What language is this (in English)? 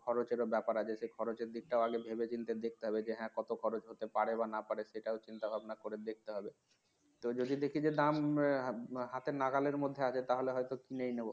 Bangla